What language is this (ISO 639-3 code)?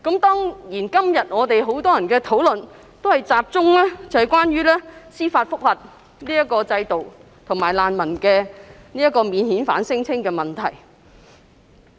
yue